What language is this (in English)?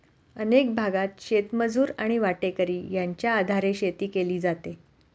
Marathi